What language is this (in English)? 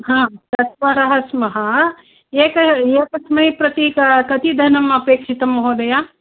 Sanskrit